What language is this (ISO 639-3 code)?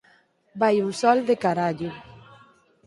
glg